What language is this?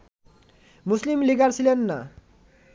Bangla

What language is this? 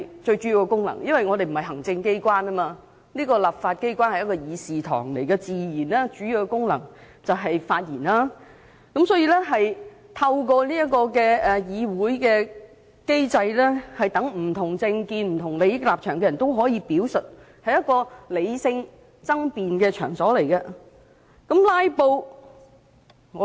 Cantonese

